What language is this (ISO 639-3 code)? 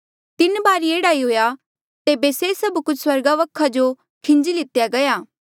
mjl